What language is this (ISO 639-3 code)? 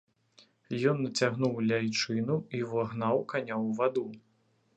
bel